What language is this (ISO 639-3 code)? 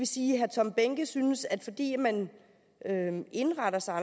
dan